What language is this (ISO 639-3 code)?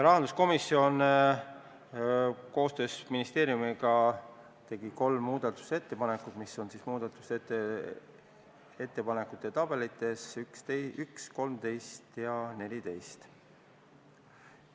est